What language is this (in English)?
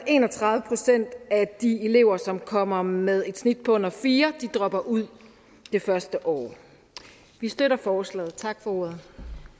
Danish